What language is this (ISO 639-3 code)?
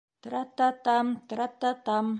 bak